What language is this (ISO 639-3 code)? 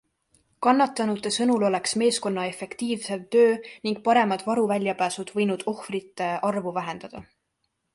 est